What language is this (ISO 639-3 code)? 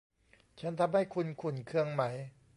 tha